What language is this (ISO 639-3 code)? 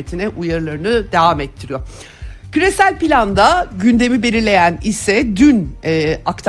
tur